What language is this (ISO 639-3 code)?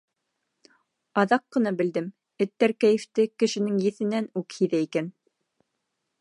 bak